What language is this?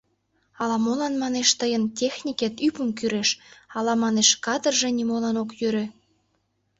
Mari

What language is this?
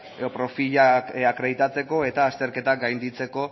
Basque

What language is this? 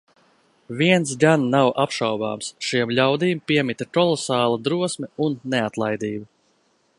Latvian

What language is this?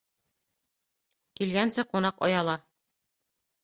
Bashkir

